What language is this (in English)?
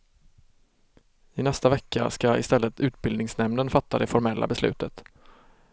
Swedish